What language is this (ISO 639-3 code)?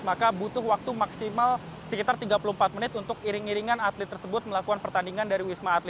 ind